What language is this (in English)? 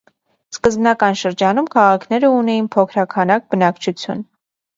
Armenian